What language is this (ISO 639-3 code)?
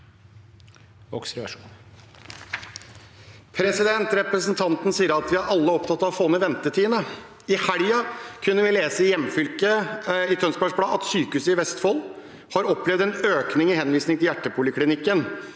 nor